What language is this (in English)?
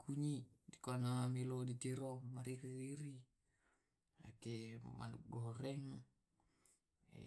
Tae'